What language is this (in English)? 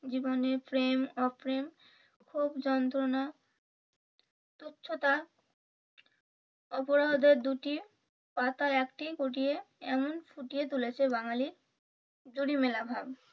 Bangla